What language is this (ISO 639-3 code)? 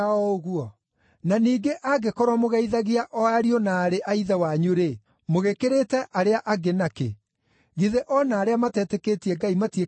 kik